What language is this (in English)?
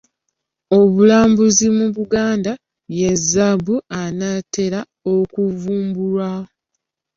Ganda